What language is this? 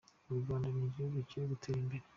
Kinyarwanda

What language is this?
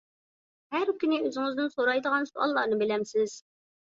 Uyghur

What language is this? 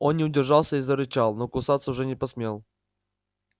Russian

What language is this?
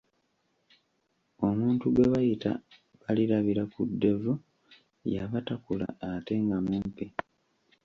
Ganda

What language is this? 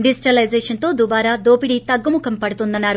Telugu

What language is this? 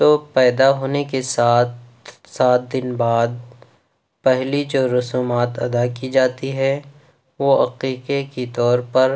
Urdu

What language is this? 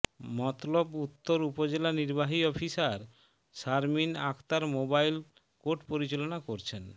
Bangla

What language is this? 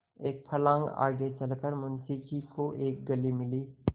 Hindi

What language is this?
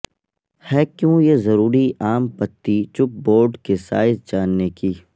Urdu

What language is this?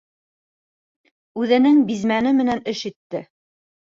Bashkir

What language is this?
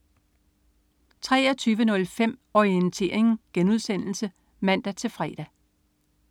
Danish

